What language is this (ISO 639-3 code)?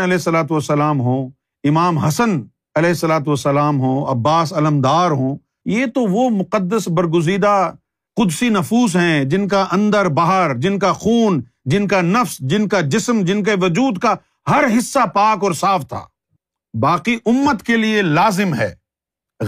urd